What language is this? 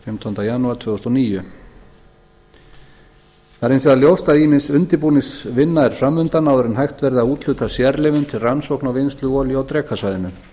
Icelandic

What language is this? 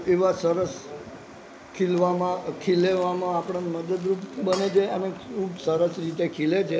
Gujarati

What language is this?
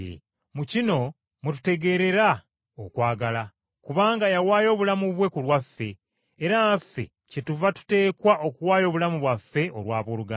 Ganda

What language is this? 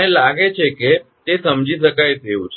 Gujarati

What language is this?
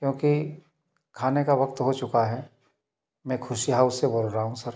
Hindi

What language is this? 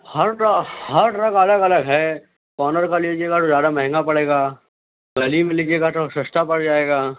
Urdu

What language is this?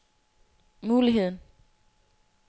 Danish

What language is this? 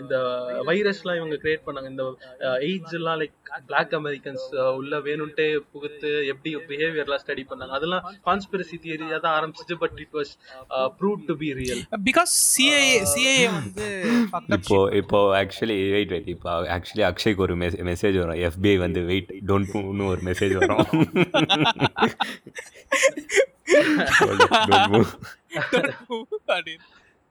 Tamil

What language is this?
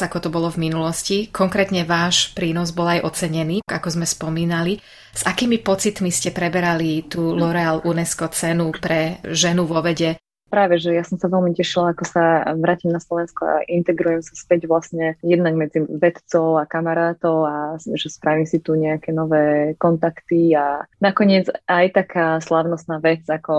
Slovak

